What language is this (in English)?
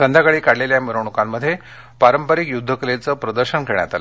Marathi